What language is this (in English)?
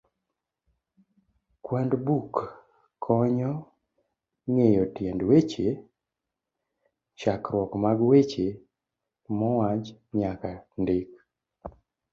Luo (Kenya and Tanzania)